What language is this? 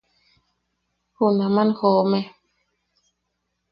Yaqui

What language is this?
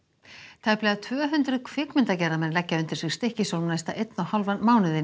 Icelandic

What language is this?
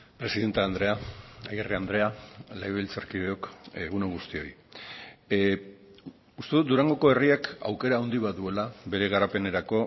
Basque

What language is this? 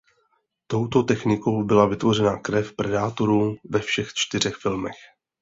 Czech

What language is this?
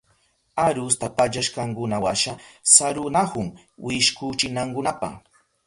Southern Pastaza Quechua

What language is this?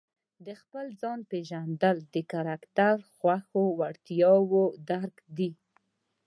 Pashto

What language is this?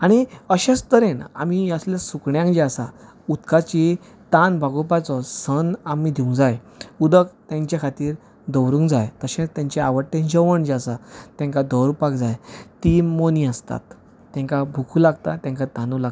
Konkani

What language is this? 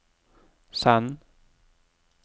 Norwegian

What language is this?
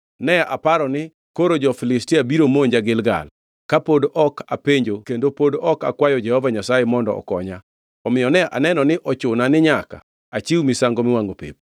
Luo (Kenya and Tanzania)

